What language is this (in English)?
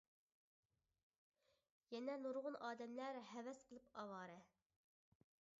Uyghur